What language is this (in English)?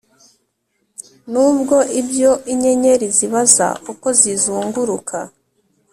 Kinyarwanda